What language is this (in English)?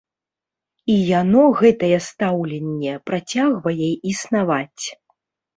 Belarusian